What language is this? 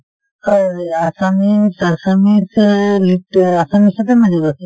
Assamese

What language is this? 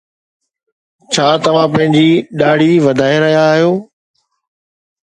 Sindhi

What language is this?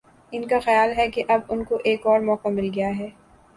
Urdu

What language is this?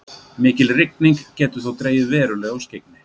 Icelandic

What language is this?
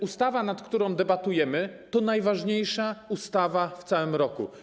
Polish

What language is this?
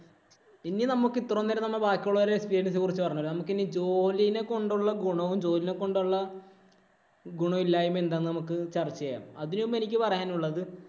Malayalam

